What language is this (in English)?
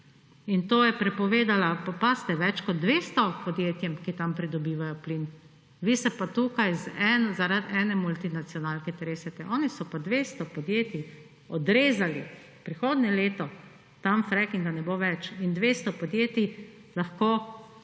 Slovenian